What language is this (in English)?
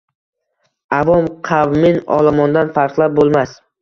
Uzbek